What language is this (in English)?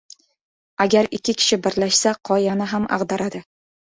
Uzbek